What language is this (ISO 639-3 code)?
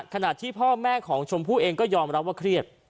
tha